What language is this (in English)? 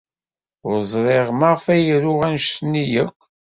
Kabyle